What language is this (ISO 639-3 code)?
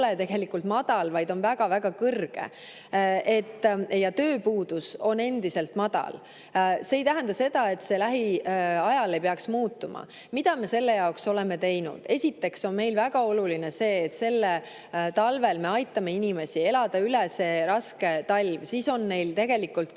est